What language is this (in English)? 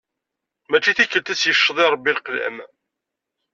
Kabyle